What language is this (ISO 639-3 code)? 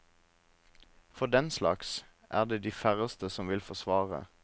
nor